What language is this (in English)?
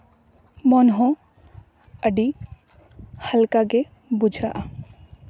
Santali